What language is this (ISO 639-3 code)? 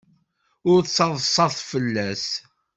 kab